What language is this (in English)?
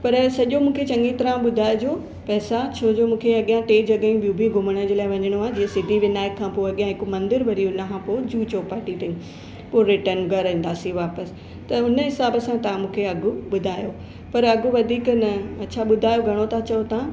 Sindhi